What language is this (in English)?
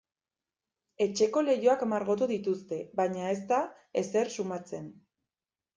Basque